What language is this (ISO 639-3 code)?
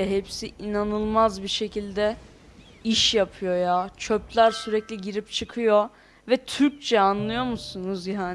tur